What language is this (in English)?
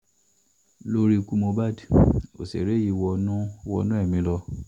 Yoruba